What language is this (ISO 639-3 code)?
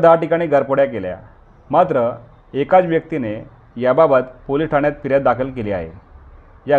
mar